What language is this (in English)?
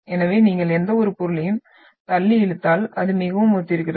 Tamil